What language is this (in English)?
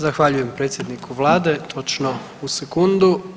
Croatian